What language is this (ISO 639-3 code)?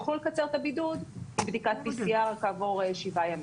heb